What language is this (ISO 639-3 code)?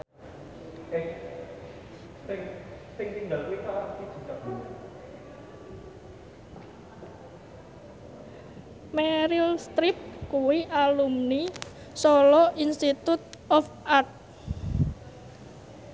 jav